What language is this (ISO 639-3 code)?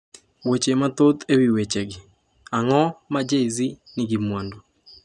luo